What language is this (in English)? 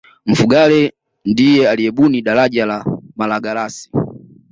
Swahili